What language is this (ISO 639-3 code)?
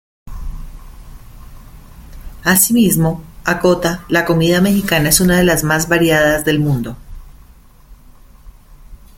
spa